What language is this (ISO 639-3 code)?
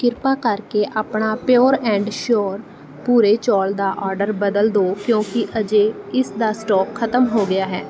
pan